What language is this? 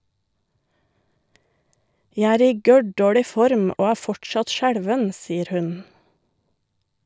Norwegian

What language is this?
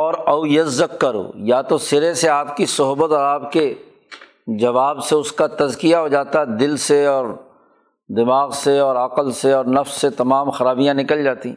Urdu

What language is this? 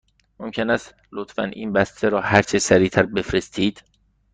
Persian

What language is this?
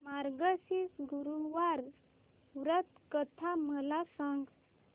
Marathi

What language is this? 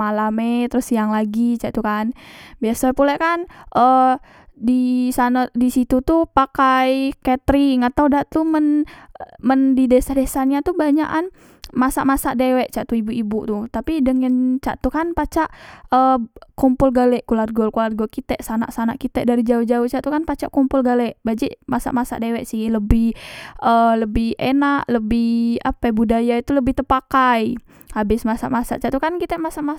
Musi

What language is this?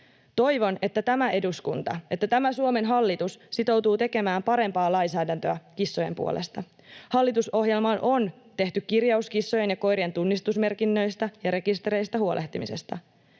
Finnish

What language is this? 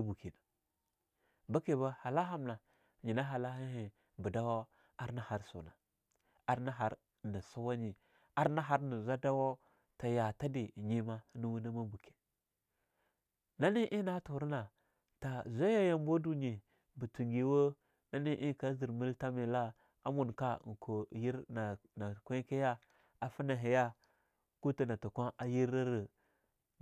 Longuda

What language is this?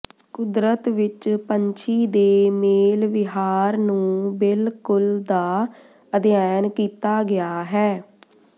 Punjabi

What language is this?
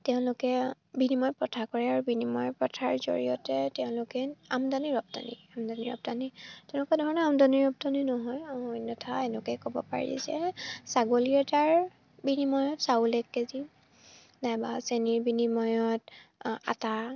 Assamese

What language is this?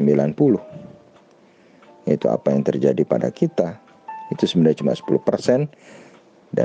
Indonesian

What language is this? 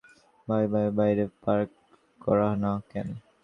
Bangla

